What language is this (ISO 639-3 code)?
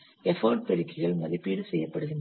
tam